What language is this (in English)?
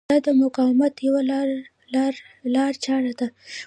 Pashto